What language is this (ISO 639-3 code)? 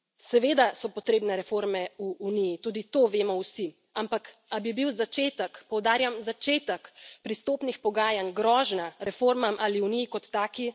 slv